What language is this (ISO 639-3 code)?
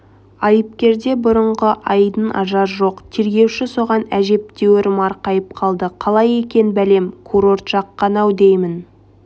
kaz